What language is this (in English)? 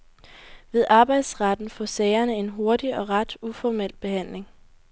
Danish